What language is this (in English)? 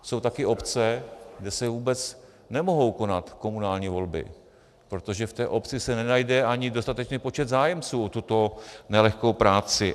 Czech